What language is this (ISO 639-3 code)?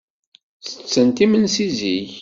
kab